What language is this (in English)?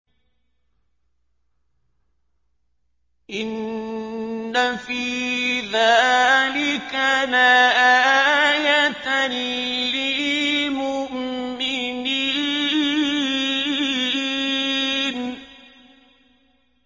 Arabic